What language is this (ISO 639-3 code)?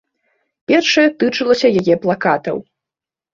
bel